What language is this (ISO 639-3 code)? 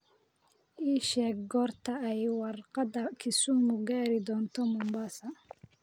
som